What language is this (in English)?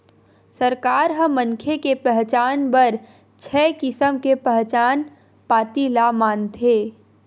Chhattisgarhi